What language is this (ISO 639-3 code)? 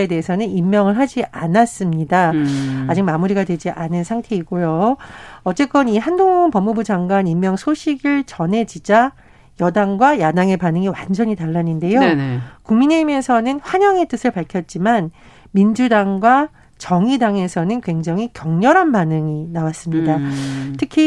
kor